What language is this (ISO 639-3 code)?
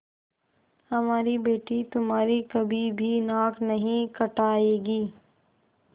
hin